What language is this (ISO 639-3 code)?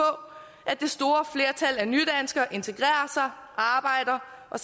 dan